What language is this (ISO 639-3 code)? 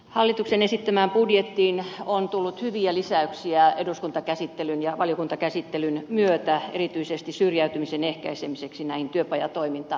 fin